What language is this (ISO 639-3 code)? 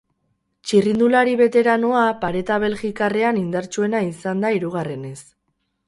eus